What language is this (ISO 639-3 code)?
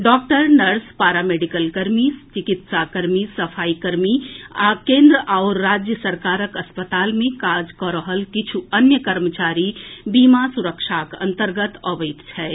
mai